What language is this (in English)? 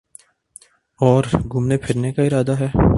Urdu